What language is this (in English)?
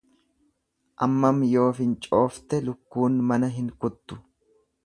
Oromo